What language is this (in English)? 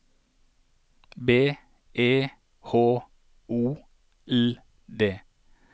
Norwegian